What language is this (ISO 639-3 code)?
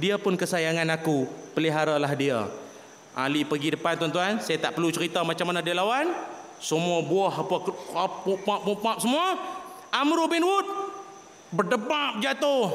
msa